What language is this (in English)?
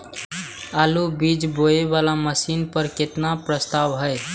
Maithili